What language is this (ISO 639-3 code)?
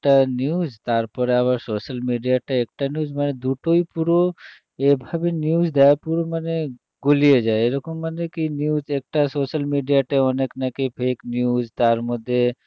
ben